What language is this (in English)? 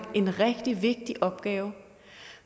Danish